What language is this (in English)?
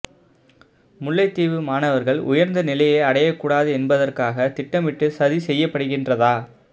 Tamil